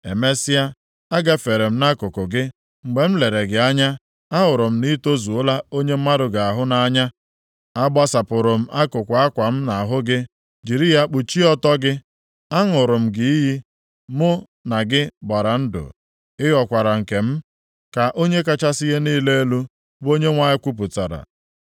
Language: Igbo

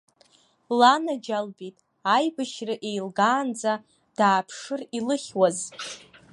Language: Abkhazian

